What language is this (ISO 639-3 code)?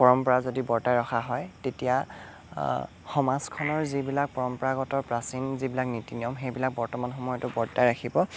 asm